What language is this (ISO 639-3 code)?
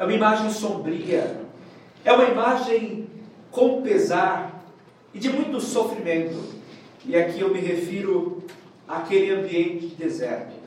por